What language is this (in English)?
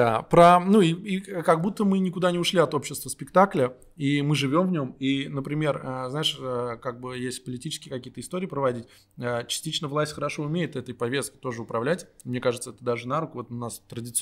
Russian